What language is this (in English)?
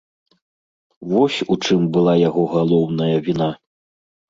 Belarusian